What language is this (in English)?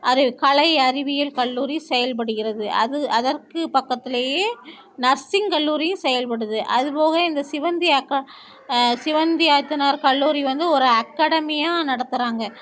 Tamil